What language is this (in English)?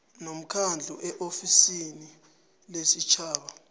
South Ndebele